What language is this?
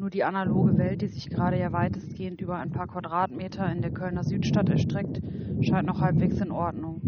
German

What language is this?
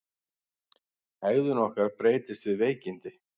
Icelandic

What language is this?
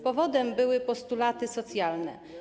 Polish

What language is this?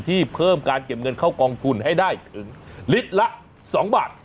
Thai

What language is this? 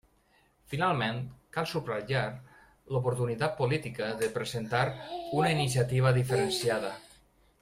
Catalan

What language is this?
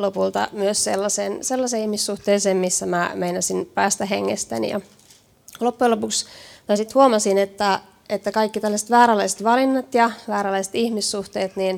Finnish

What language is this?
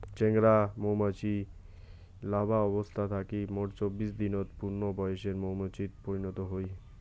Bangla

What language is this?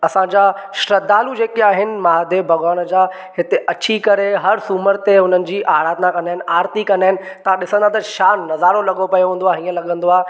Sindhi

